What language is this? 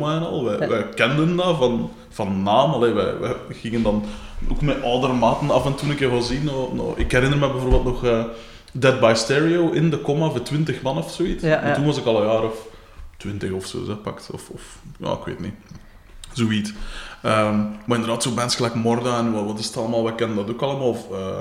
Dutch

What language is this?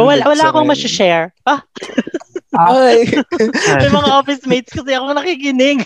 Filipino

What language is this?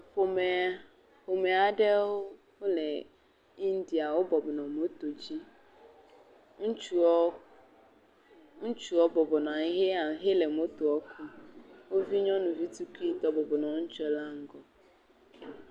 Ewe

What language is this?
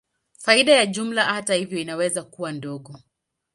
Swahili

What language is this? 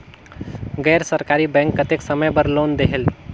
Chhattisgarhi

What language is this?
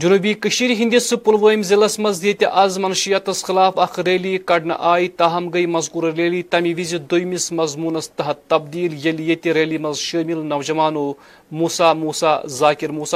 Urdu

